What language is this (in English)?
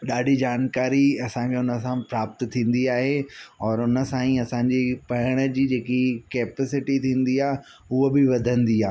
Sindhi